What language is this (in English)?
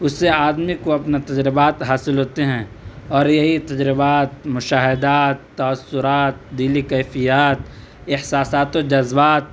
Urdu